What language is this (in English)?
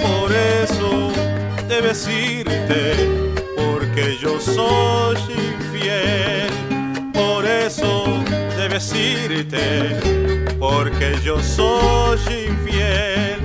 Spanish